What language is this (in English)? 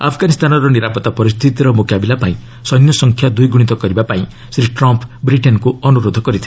Odia